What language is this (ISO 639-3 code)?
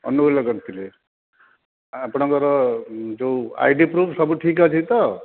ori